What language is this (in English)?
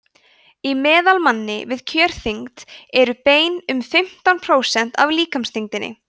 Icelandic